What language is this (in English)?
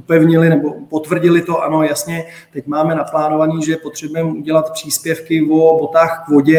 Czech